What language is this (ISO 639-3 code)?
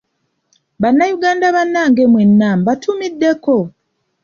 lug